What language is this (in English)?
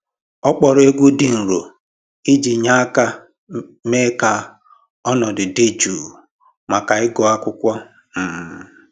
Igbo